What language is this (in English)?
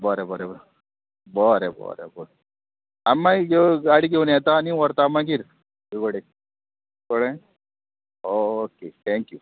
Konkani